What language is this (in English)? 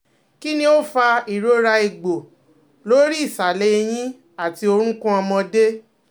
Yoruba